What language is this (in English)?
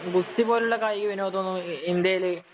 Malayalam